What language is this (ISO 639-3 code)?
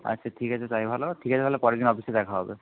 ben